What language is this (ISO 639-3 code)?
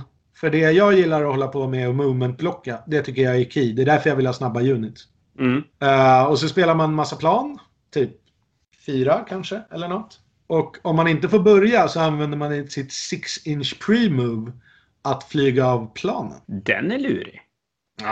swe